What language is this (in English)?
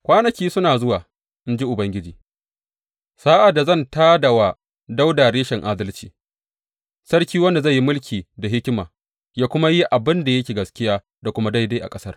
Hausa